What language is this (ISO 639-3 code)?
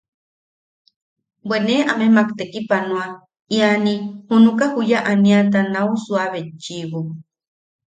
yaq